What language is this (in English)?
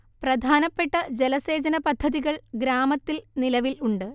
Malayalam